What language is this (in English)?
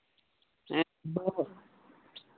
Santali